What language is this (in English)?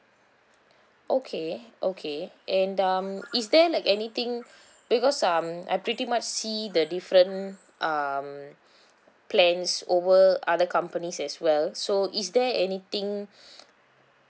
English